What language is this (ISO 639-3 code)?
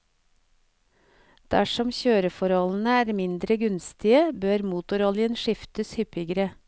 nor